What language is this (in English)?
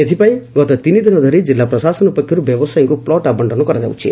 Odia